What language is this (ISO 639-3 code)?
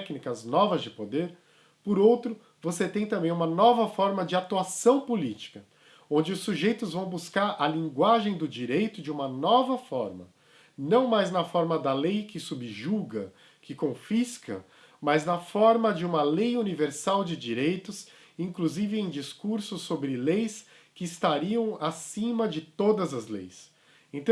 por